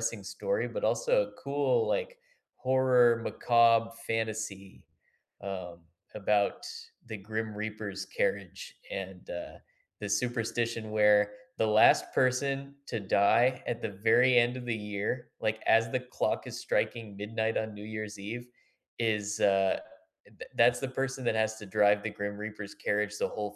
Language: English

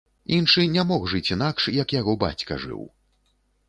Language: Belarusian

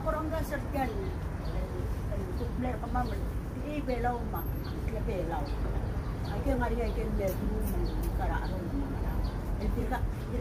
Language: Spanish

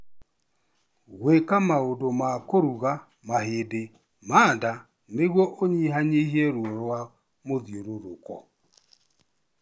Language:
Kikuyu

